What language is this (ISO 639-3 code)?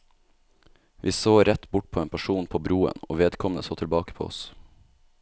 nor